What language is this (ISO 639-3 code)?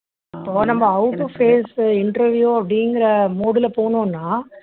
tam